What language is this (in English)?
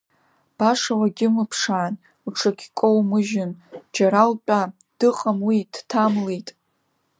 Abkhazian